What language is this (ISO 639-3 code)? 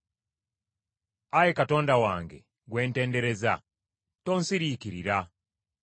lug